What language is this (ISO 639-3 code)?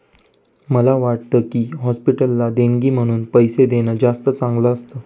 mar